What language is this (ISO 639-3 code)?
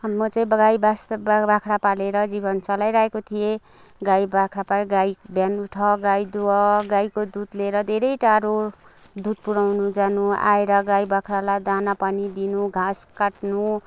nep